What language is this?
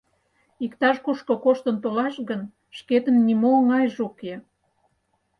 Mari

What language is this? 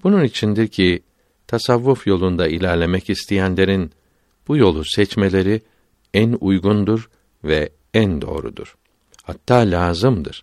Turkish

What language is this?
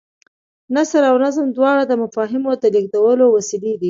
Pashto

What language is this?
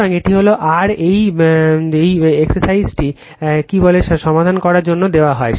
Bangla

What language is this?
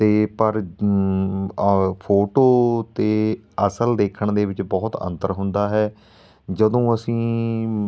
Punjabi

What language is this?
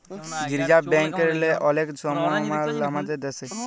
Bangla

